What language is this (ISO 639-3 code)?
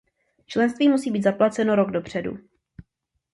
ces